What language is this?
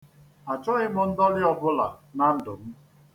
Igbo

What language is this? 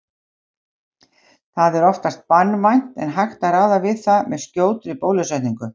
Icelandic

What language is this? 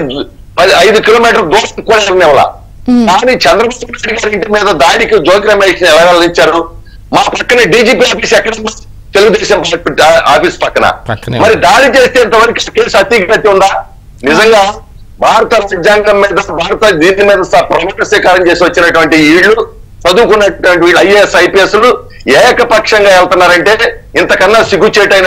Telugu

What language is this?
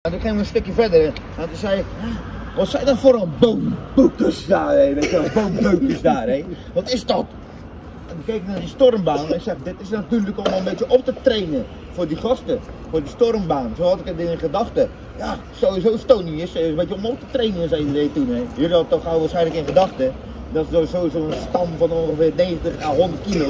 Dutch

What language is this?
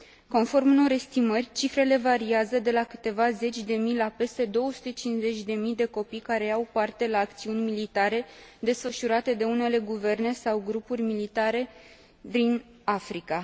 Romanian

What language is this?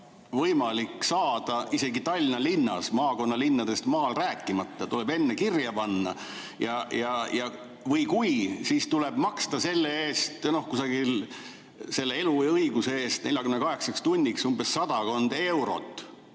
Estonian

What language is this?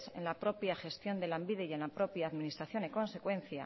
Spanish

